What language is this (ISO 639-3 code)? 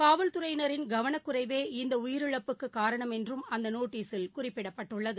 tam